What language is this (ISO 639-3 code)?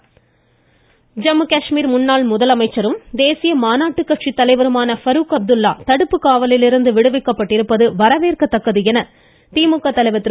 tam